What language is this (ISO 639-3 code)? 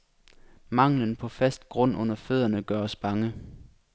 dan